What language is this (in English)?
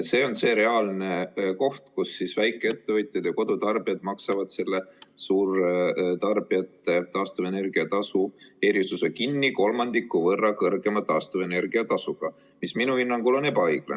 Estonian